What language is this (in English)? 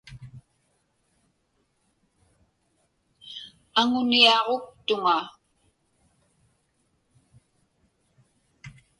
Inupiaq